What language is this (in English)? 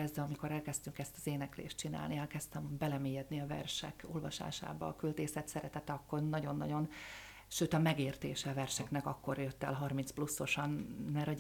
Hungarian